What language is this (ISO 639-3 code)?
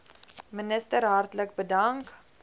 afr